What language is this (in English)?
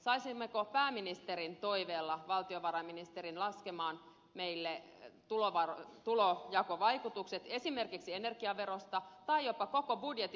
Finnish